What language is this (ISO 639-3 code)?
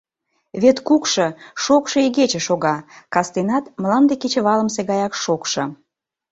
chm